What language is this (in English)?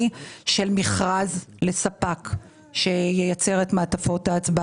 Hebrew